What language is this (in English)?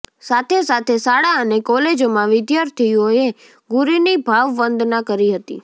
Gujarati